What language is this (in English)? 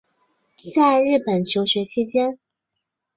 Chinese